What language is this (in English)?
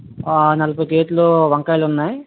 Telugu